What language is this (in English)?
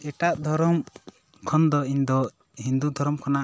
Santali